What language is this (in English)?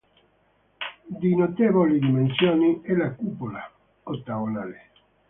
Italian